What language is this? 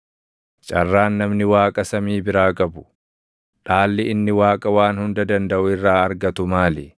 Oromo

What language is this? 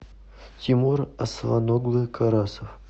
Russian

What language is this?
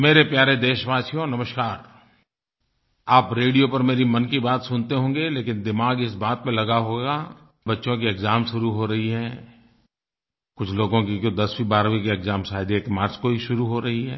Hindi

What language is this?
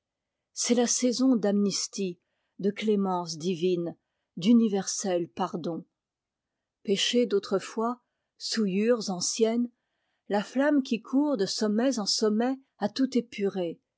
French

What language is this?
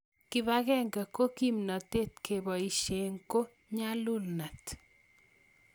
Kalenjin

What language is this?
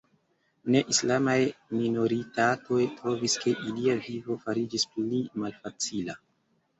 Esperanto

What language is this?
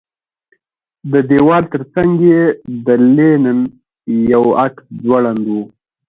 Pashto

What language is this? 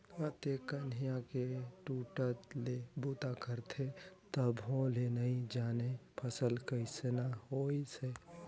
Chhattisgarhi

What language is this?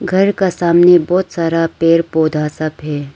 Hindi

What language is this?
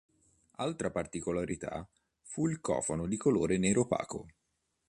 Italian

